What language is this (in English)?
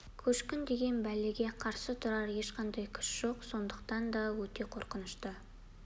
Kazakh